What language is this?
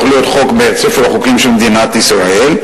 Hebrew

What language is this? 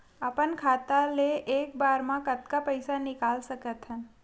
Chhattisgarhi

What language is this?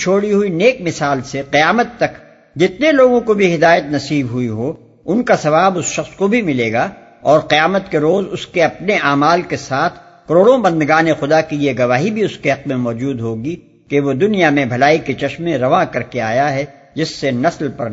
Urdu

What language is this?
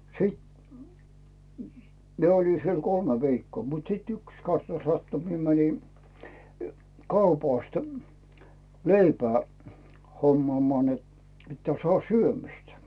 Finnish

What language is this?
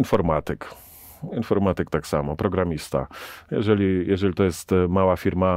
Polish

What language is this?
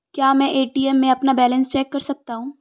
Hindi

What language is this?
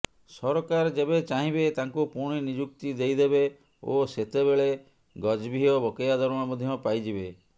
Odia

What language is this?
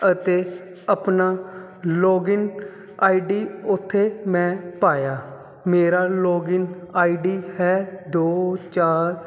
Punjabi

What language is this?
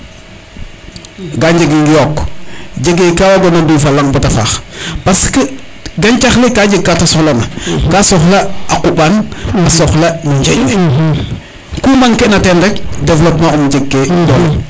Serer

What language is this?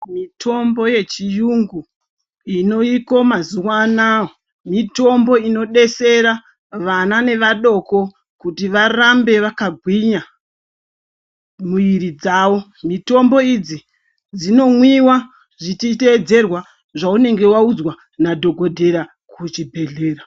Ndau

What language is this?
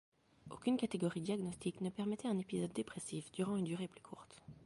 French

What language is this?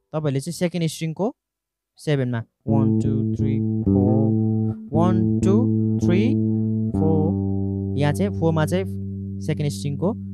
Hindi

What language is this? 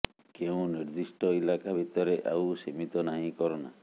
Odia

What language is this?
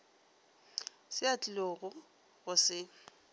Northern Sotho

